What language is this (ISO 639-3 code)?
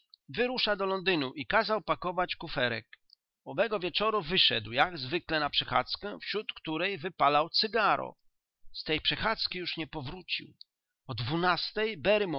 pol